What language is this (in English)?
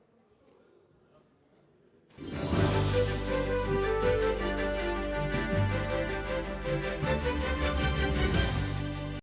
Ukrainian